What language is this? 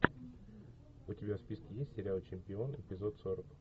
Russian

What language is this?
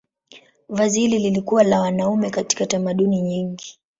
Swahili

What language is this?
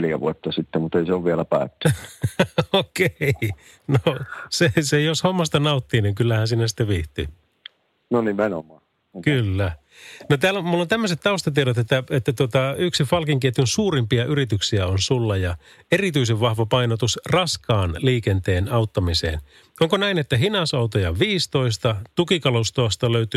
Finnish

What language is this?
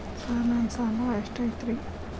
Kannada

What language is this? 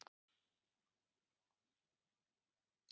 Icelandic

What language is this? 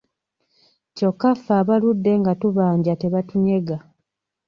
Ganda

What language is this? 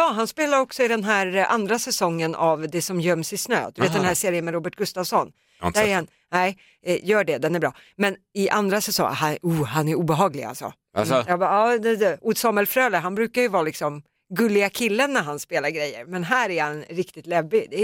Swedish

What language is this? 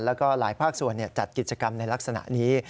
Thai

